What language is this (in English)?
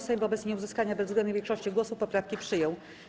Polish